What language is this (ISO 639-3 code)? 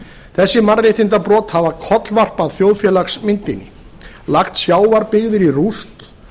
isl